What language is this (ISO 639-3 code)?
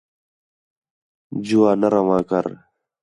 xhe